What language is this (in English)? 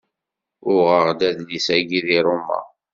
Kabyle